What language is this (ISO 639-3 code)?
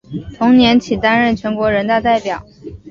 zho